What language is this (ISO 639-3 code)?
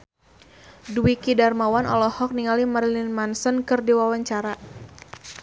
sun